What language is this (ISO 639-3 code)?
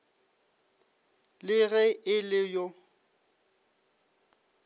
nso